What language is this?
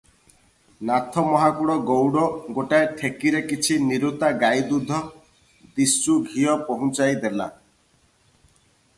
Odia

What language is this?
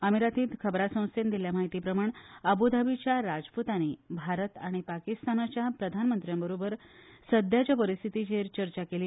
Konkani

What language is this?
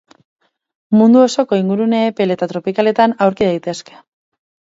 Basque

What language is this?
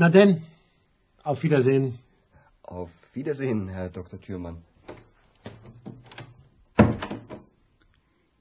Greek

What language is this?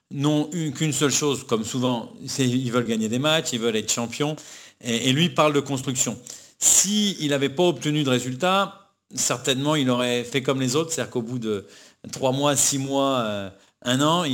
French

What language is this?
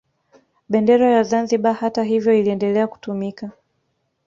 Swahili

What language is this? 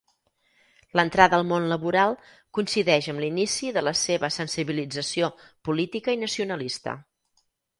Catalan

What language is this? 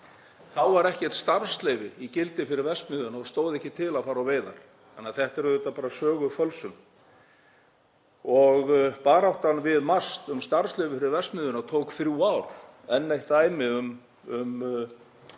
Icelandic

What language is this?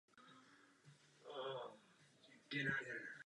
Czech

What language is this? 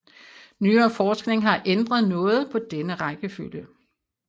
Danish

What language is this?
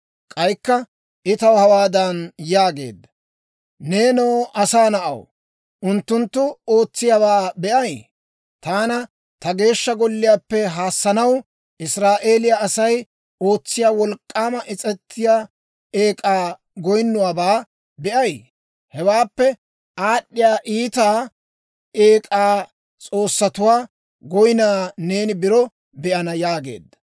Dawro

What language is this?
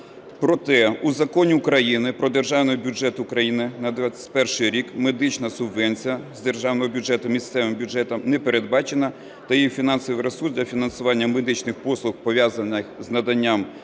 Ukrainian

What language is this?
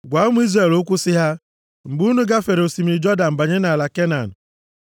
Igbo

